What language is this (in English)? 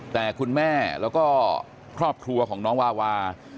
Thai